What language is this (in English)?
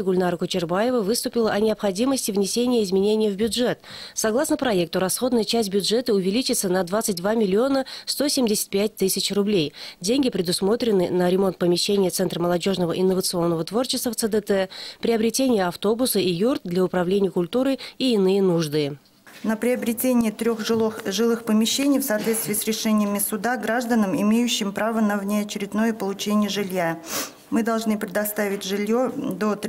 Russian